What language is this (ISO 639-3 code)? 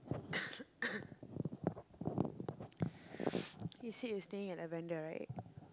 eng